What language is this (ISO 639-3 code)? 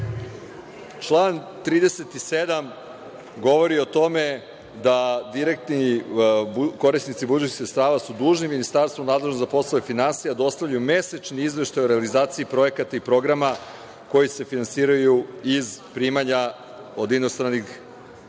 srp